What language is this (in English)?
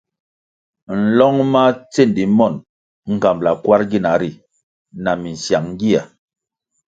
Kwasio